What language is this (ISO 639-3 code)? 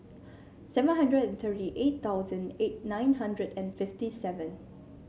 eng